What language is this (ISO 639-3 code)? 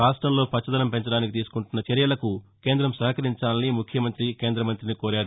tel